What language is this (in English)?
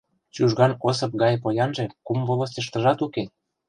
Mari